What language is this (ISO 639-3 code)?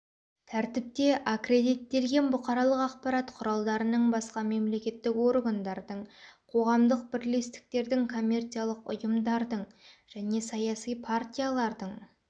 kaz